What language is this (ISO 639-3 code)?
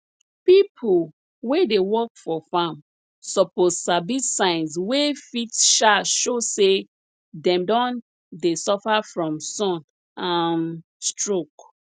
pcm